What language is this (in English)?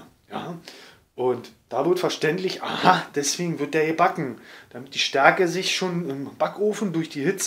German